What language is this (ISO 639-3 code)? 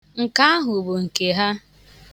ibo